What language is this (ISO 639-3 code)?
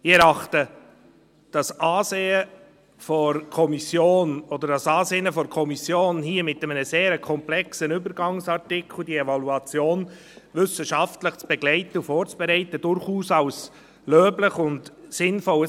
gsw